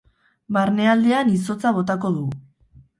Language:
Basque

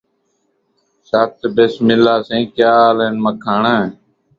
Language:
Saraiki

